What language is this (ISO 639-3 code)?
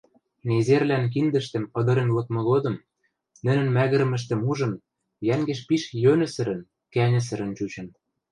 mrj